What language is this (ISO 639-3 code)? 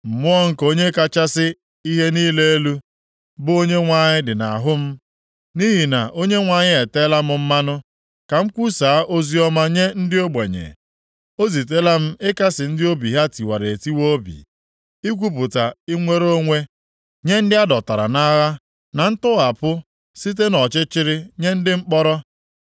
ibo